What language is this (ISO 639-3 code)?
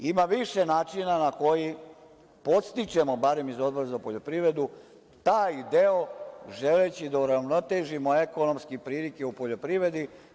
srp